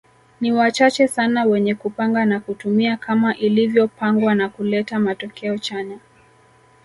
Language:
Swahili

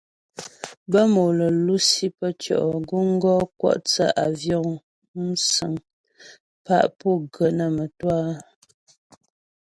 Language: Ghomala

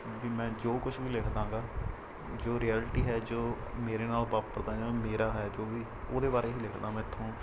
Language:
Punjabi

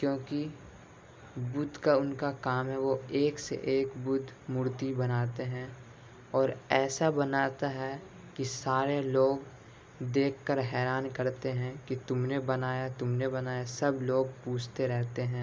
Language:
Urdu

